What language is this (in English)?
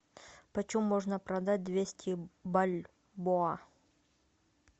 Russian